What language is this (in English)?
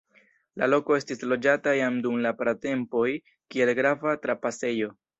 Esperanto